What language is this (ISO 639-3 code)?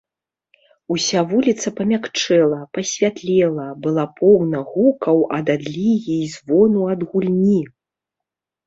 bel